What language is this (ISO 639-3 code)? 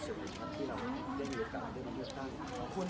tha